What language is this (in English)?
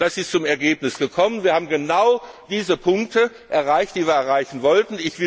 German